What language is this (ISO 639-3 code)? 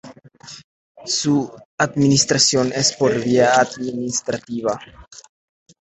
spa